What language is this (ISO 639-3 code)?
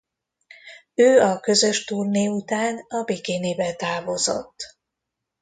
hun